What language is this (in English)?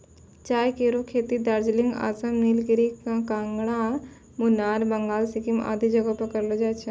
Maithili